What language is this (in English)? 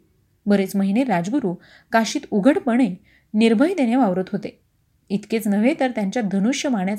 Marathi